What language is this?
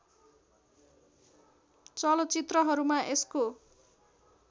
Nepali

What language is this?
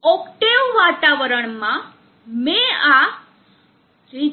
Gujarati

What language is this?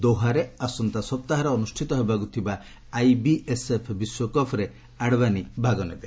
Odia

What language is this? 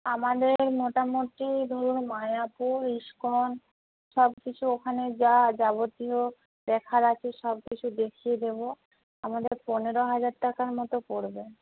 Bangla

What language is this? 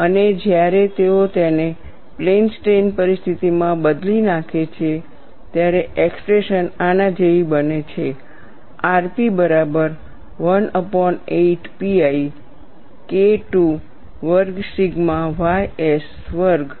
Gujarati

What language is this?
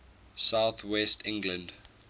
English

